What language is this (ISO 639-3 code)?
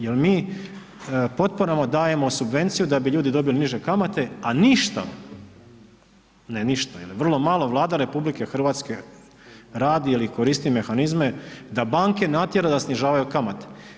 hrv